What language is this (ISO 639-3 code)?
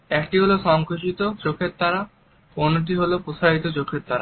ben